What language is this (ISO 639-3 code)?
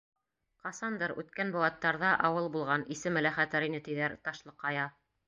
bak